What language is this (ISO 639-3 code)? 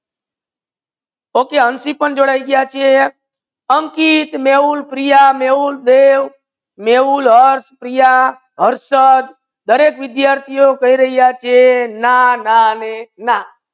guj